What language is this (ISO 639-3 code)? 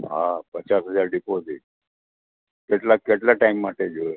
guj